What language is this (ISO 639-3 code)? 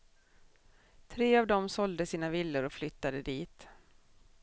swe